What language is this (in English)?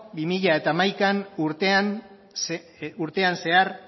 Basque